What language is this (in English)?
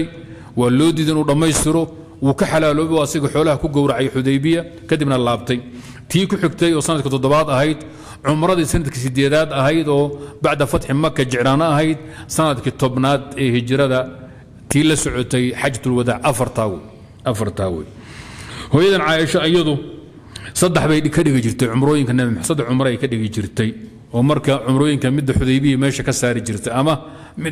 Arabic